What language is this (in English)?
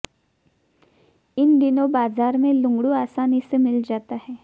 Hindi